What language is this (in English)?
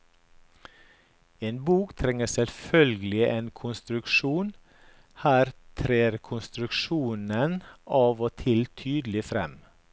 Norwegian